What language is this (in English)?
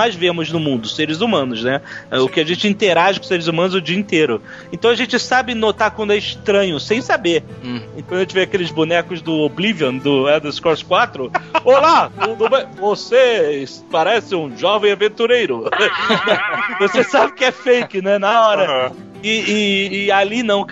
Portuguese